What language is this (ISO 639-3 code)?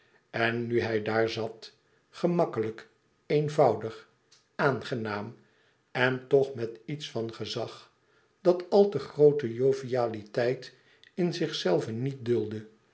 nld